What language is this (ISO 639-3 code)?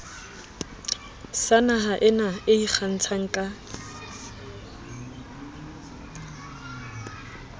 sot